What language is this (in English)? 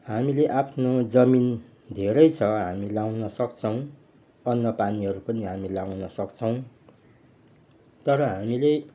Nepali